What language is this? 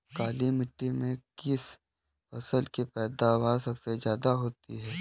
Hindi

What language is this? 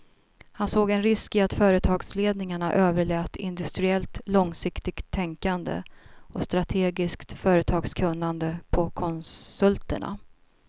Swedish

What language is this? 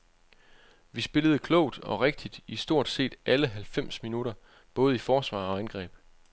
Danish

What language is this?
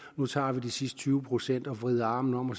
Danish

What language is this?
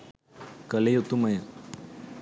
Sinhala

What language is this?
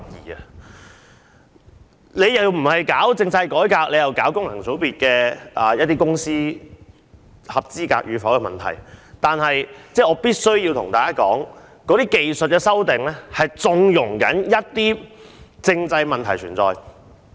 Cantonese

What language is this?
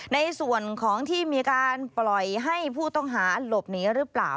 Thai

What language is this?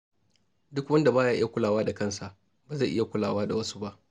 Hausa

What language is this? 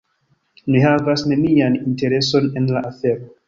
Esperanto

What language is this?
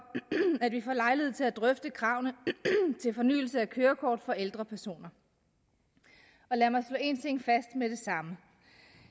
Danish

